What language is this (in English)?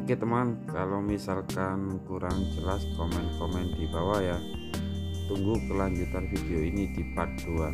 Indonesian